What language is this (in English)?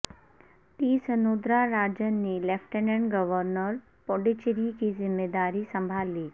Urdu